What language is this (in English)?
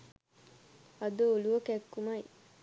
Sinhala